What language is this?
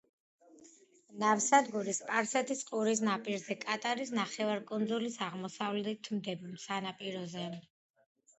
Georgian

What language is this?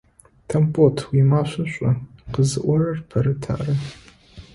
Adyghe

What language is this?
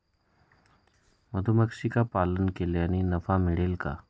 Marathi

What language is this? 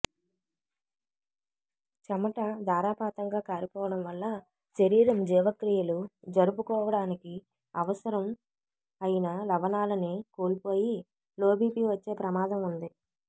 Telugu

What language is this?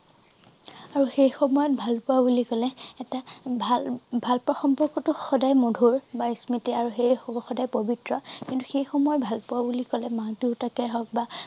Assamese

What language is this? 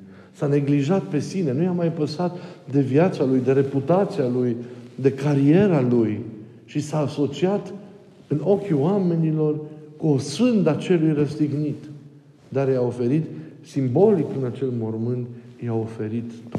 Romanian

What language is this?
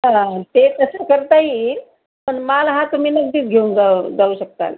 Marathi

